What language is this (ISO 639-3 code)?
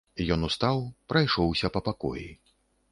bel